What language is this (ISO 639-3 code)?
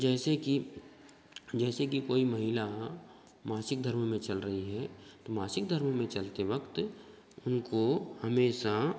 hin